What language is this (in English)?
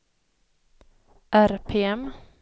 Swedish